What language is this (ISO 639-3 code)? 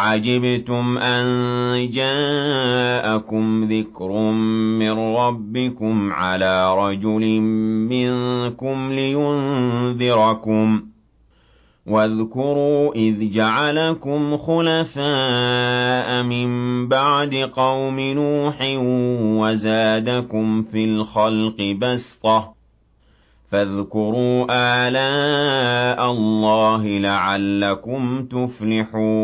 ara